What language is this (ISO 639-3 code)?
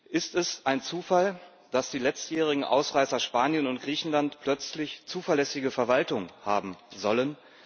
deu